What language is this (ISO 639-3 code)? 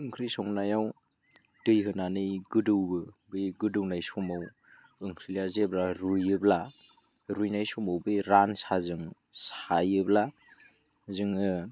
brx